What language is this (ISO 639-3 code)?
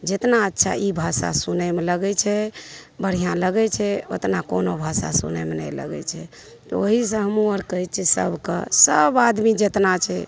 mai